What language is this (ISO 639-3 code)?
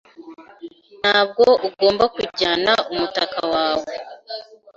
kin